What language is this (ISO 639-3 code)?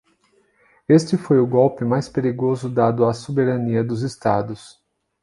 por